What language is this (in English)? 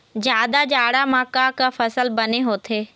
Chhattisgarhi